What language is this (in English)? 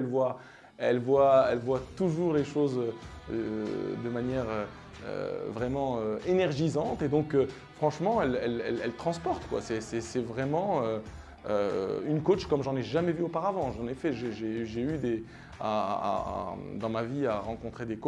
French